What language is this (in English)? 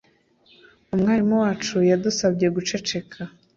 Kinyarwanda